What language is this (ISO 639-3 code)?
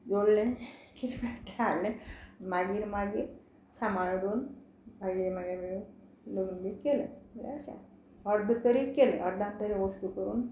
kok